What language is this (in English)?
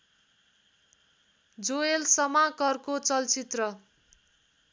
Nepali